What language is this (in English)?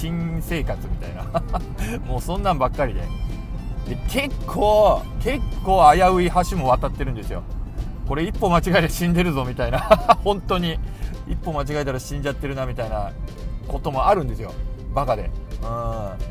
Japanese